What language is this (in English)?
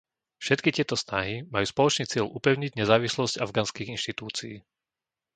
Slovak